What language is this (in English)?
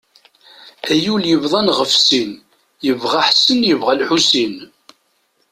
Kabyle